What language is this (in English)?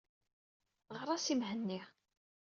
Kabyle